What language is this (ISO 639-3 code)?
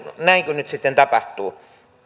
fin